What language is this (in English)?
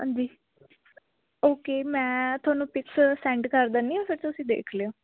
Punjabi